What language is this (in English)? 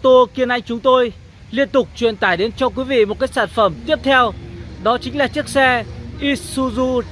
Vietnamese